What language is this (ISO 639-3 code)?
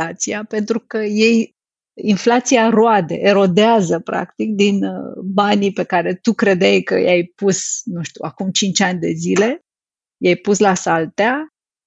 ron